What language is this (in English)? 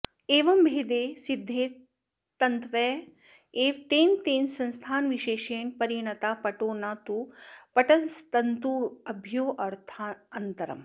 Sanskrit